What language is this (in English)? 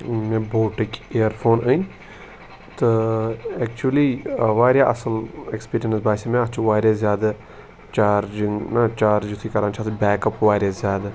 Kashmiri